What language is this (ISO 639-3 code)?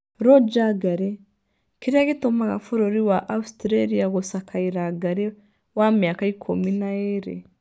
kik